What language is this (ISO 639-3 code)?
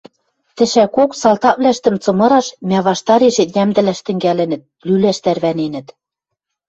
mrj